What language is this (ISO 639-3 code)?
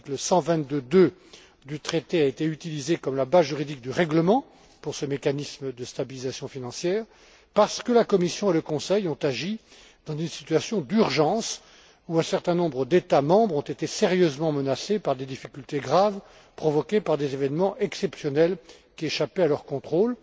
fra